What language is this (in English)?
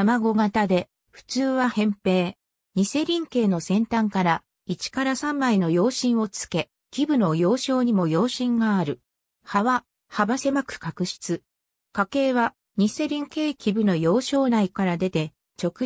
Japanese